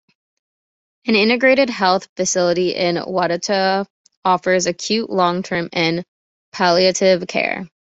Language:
English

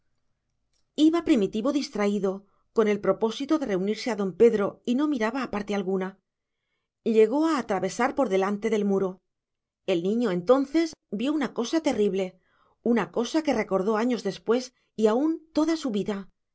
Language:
Spanish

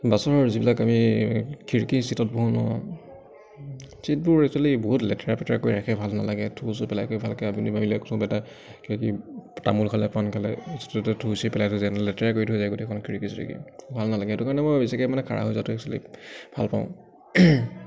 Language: Assamese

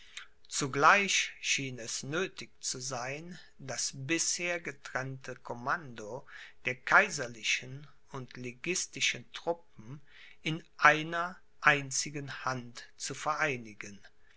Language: German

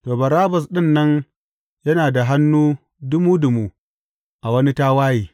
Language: Hausa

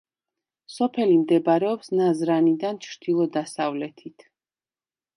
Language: Georgian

